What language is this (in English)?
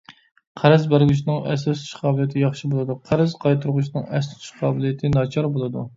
Uyghur